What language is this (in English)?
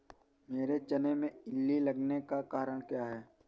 Hindi